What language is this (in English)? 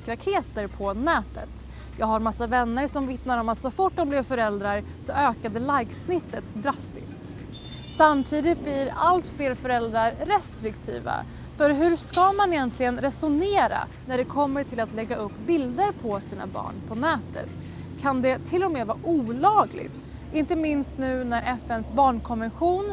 Swedish